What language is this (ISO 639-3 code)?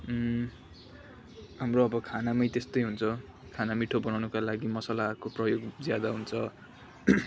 nep